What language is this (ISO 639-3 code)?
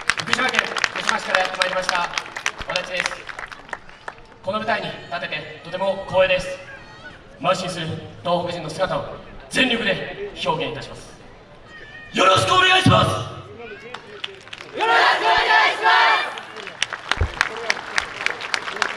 jpn